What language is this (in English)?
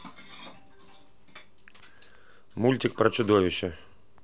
Russian